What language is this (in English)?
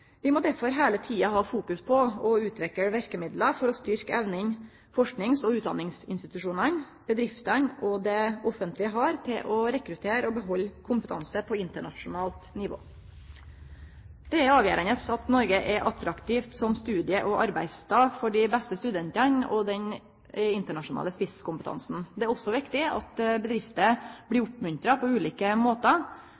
Norwegian Nynorsk